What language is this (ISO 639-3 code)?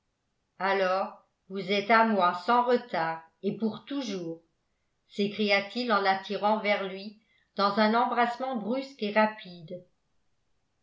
fra